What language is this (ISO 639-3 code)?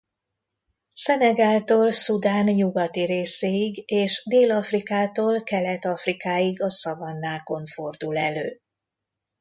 hun